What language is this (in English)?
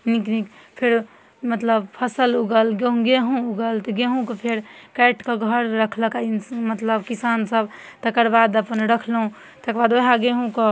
Maithili